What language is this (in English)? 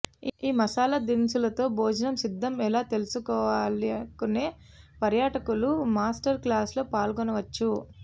Telugu